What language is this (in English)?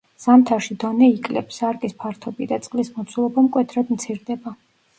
Georgian